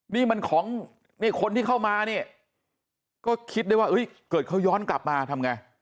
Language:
Thai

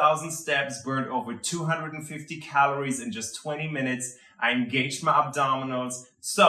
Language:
English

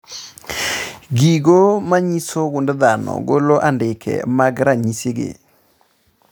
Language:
Luo (Kenya and Tanzania)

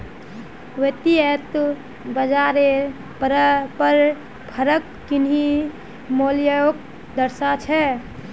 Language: Magahi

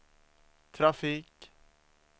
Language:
Swedish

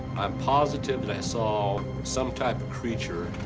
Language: English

